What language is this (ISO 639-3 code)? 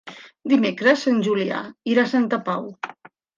cat